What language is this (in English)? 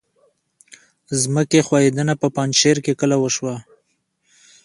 Pashto